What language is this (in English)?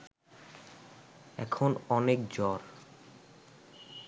Bangla